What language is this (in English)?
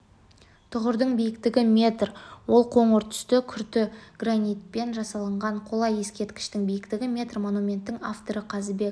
Kazakh